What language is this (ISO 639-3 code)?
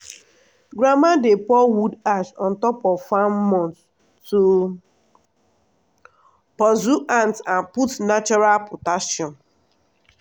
pcm